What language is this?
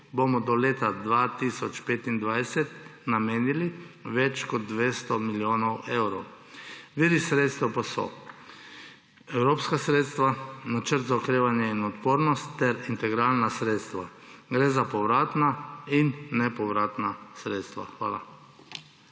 Slovenian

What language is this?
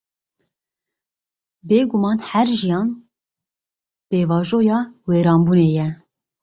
Kurdish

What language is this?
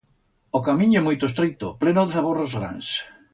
Aragonese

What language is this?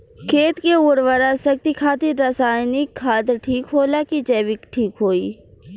Bhojpuri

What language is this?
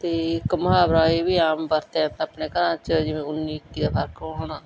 Punjabi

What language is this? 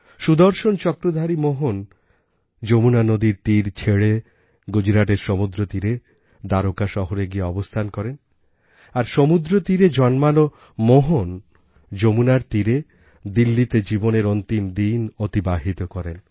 Bangla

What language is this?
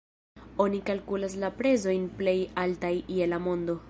Esperanto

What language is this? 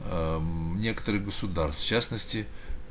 Russian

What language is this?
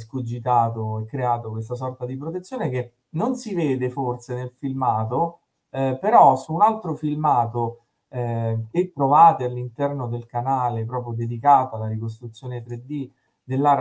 Italian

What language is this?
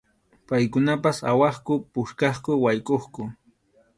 Arequipa-La Unión Quechua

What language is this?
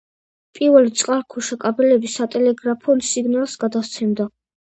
Georgian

